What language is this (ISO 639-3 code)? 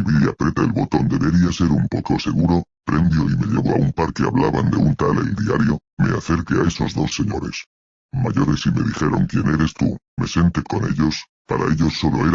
spa